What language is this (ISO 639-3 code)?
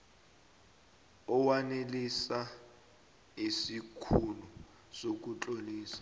nbl